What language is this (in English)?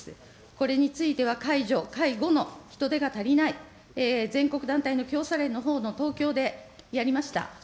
Japanese